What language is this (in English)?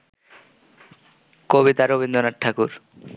Bangla